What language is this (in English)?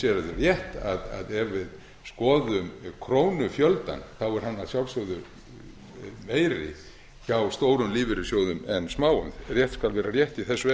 Icelandic